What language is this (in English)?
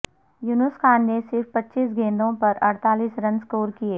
Urdu